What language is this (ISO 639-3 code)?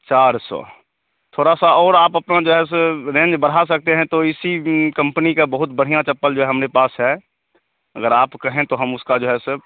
hin